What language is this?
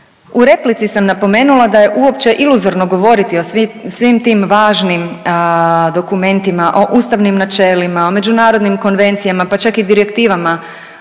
Croatian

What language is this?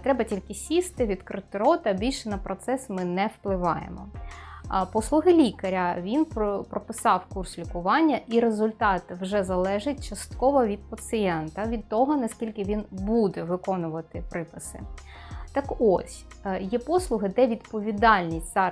Ukrainian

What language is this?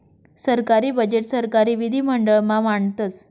Marathi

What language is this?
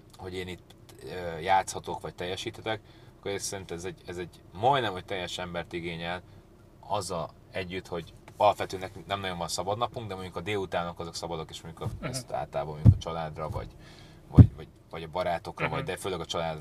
Hungarian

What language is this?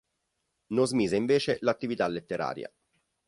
Italian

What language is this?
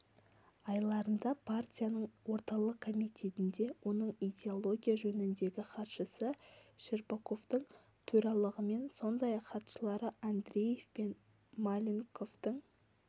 Kazakh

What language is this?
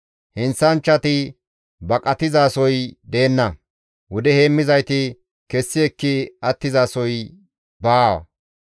Gamo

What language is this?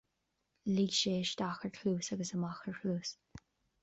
Irish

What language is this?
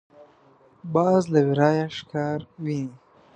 Pashto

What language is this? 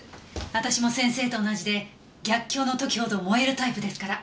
Japanese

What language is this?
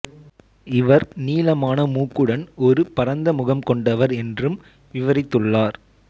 Tamil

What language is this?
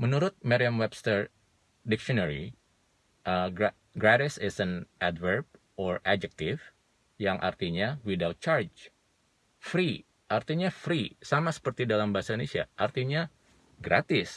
Indonesian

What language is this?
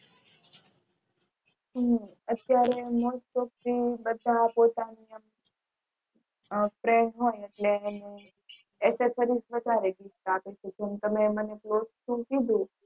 Gujarati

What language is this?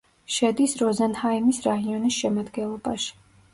Georgian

